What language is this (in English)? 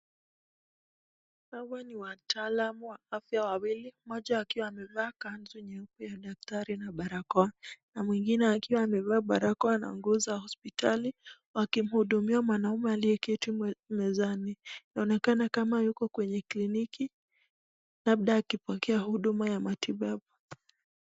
Swahili